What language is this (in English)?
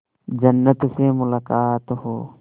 Hindi